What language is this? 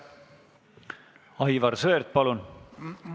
Estonian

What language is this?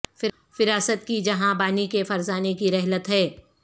Urdu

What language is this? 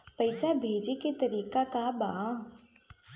Bhojpuri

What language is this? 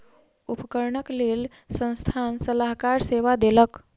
Maithili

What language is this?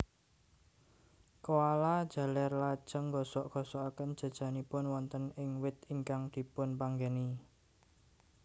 Javanese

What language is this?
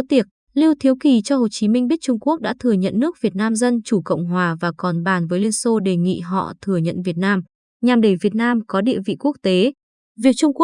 Vietnamese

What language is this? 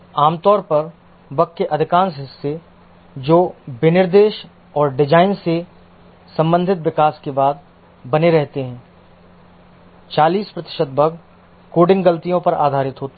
Hindi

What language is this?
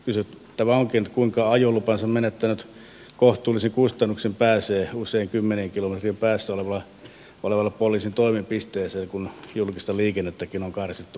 Finnish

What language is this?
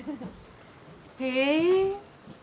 Japanese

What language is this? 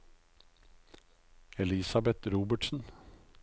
Norwegian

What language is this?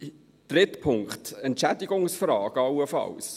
Swiss German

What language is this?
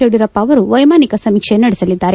Kannada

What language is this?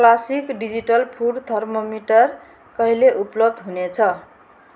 Nepali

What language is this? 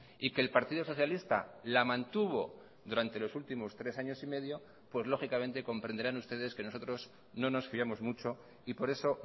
Spanish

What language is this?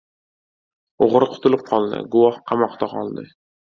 Uzbek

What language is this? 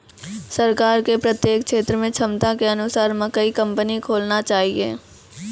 Maithili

